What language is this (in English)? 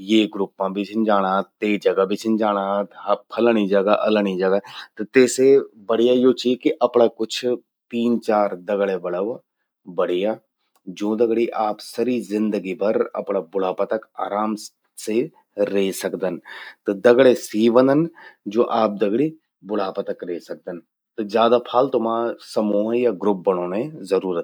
Garhwali